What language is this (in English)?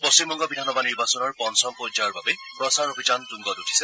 Assamese